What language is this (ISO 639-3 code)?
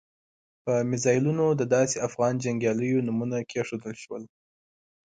pus